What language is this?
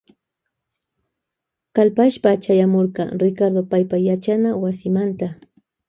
Loja Highland Quichua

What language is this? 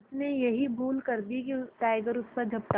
Hindi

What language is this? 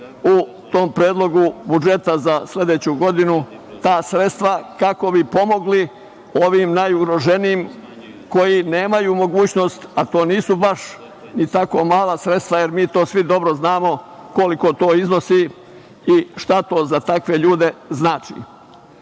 Serbian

